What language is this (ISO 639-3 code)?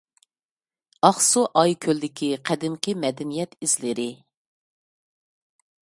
uig